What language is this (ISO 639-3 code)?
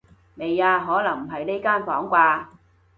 yue